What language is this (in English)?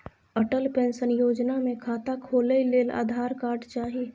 Maithili